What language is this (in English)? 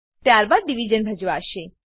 Gujarati